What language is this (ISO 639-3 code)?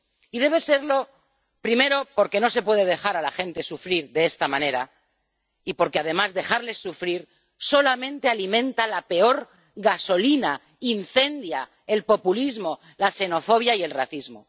spa